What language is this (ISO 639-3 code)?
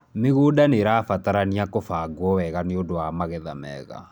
kik